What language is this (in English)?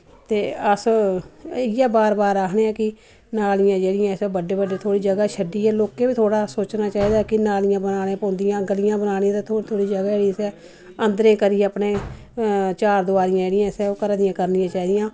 Dogri